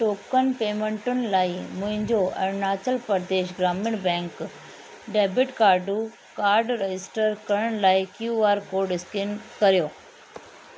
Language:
Sindhi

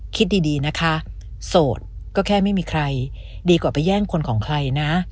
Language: Thai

